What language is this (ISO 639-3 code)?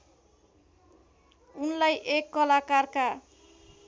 nep